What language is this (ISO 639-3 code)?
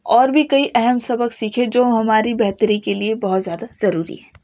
urd